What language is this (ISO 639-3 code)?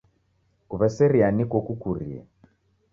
dav